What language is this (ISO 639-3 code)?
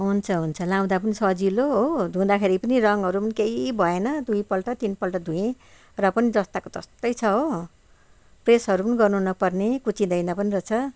nep